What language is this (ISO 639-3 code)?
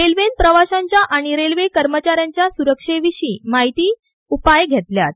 kok